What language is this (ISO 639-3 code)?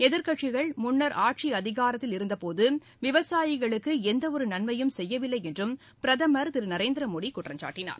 tam